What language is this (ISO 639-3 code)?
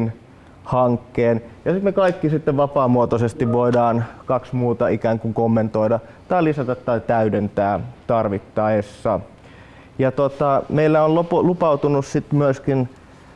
fin